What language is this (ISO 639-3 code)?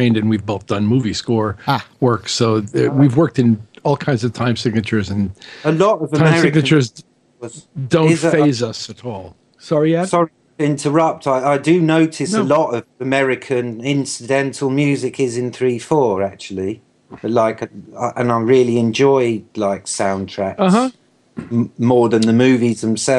eng